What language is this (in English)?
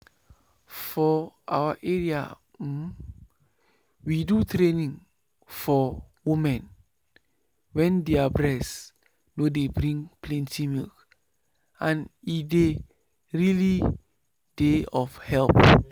Nigerian Pidgin